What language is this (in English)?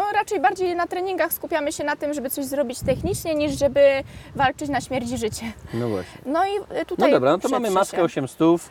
Polish